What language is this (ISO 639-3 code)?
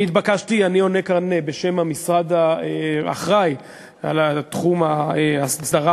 heb